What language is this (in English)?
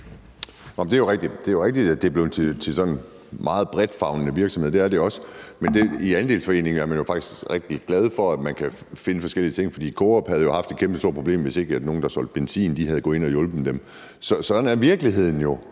Danish